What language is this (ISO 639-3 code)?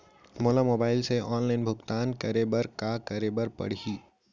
hne